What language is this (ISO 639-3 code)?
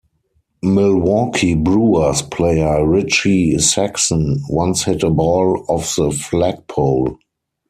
eng